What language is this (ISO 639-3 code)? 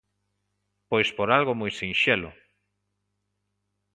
glg